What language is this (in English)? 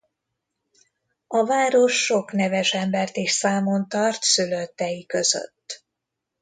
Hungarian